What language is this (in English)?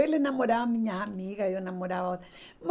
Portuguese